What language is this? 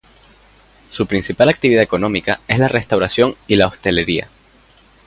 Spanish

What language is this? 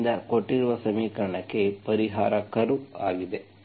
Kannada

